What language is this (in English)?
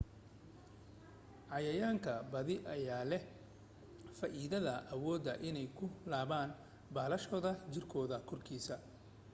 Somali